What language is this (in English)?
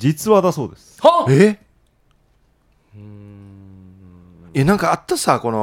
Japanese